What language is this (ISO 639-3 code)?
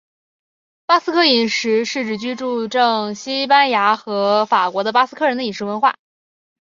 zho